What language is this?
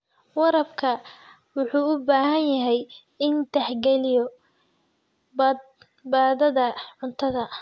Somali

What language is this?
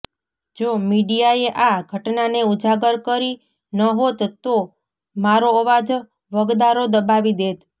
Gujarati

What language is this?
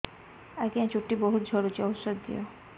Odia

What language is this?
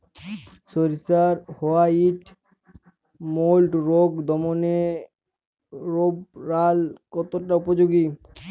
Bangla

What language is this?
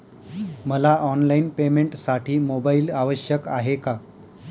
Marathi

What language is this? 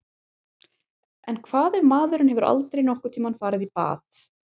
Icelandic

